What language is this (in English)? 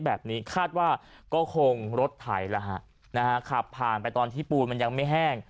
Thai